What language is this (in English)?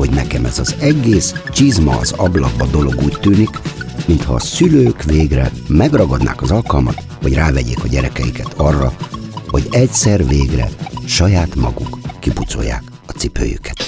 Hungarian